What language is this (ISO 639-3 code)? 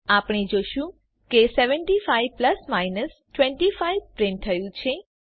guj